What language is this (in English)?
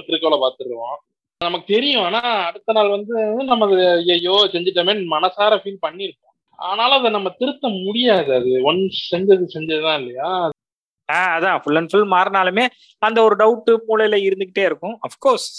Tamil